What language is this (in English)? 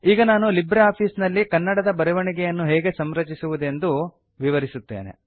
Kannada